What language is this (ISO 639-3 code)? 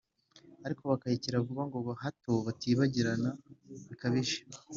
kin